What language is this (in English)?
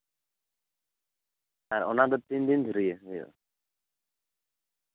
Santali